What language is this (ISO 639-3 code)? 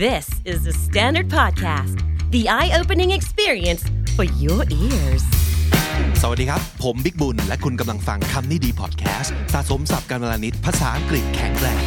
tha